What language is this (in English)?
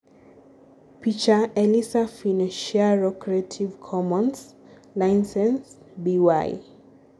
Luo (Kenya and Tanzania)